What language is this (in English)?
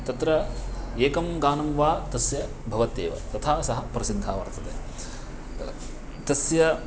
Sanskrit